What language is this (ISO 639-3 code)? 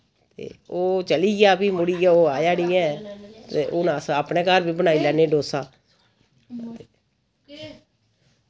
doi